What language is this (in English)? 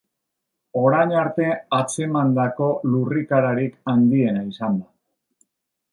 Basque